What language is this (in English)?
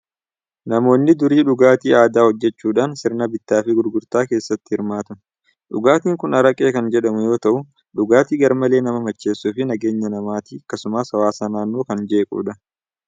Oromo